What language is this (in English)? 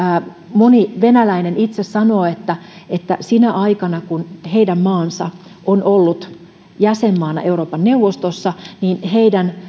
Finnish